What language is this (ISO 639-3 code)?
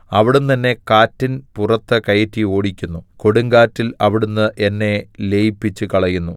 mal